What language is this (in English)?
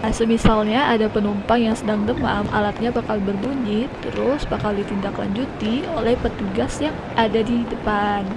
Indonesian